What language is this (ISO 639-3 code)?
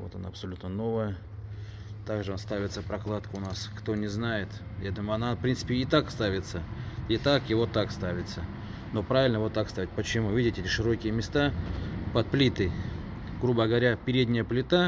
rus